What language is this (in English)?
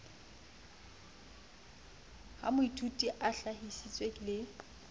Southern Sotho